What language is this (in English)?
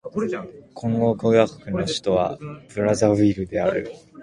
Japanese